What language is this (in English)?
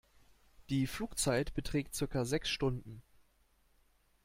German